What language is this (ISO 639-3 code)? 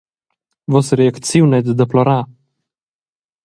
roh